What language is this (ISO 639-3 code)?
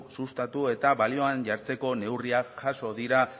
eus